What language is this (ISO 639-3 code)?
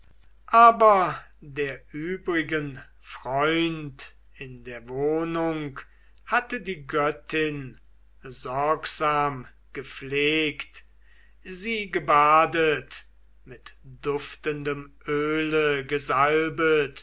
deu